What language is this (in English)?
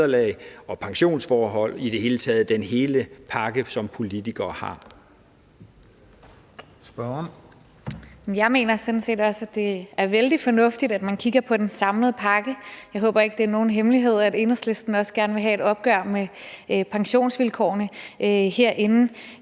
Danish